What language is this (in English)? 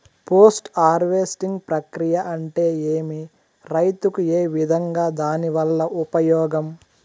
Telugu